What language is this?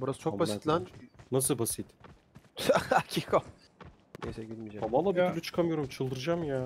Turkish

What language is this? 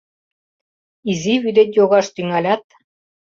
Mari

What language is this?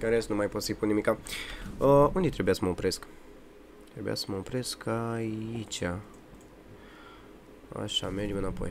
Romanian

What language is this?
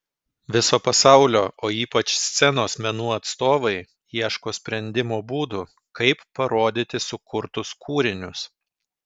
Lithuanian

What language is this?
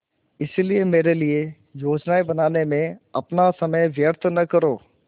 Hindi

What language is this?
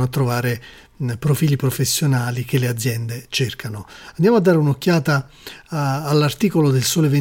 Italian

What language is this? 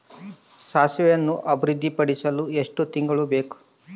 Kannada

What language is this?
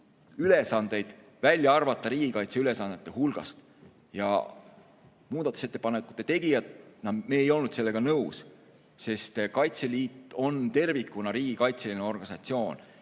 Estonian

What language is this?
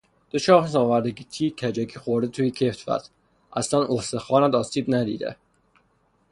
Persian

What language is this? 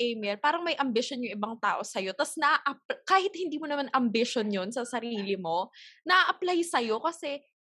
Filipino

